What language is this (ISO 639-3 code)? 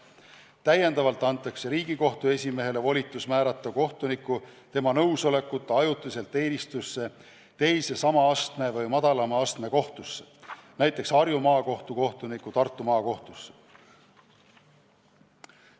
est